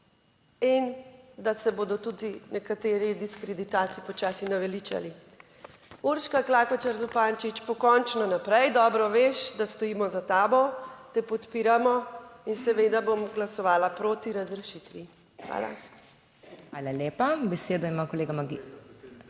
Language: Slovenian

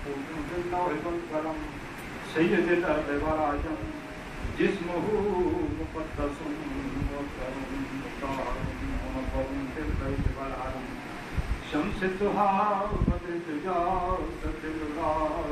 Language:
Arabic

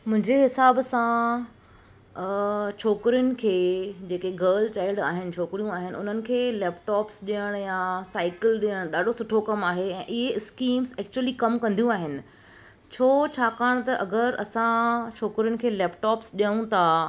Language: Sindhi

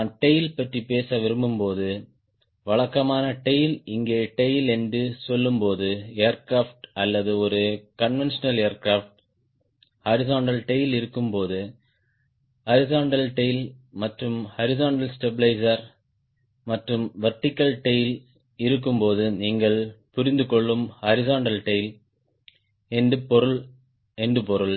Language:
Tamil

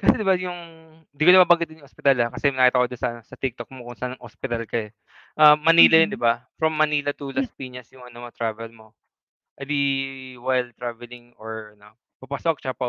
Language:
Filipino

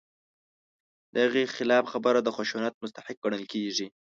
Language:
Pashto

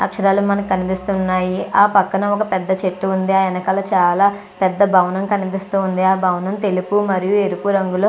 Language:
Telugu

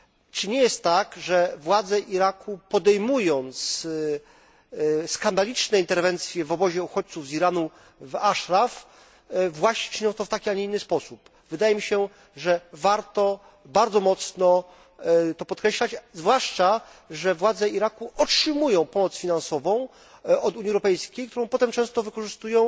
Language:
Polish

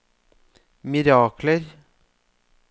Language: Norwegian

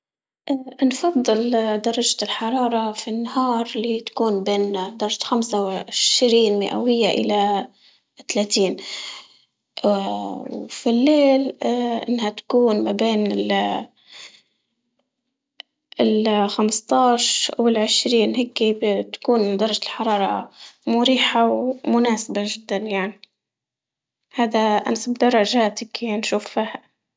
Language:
Libyan Arabic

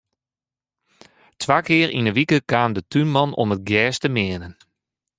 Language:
Western Frisian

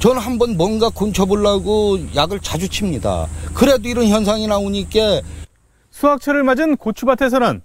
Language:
Korean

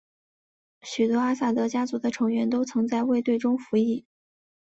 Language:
Chinese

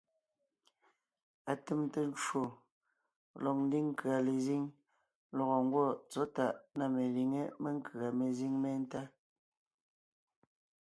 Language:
Ngiemboon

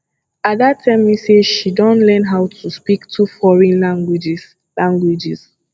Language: Nigerian Pidgin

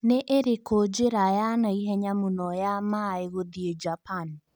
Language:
Kikuyu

